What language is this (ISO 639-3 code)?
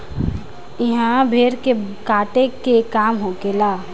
bho